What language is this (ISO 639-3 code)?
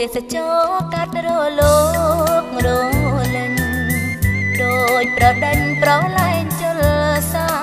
tha